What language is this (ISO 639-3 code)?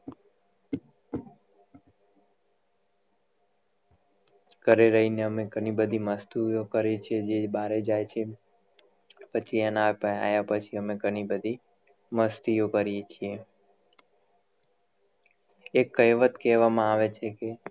guj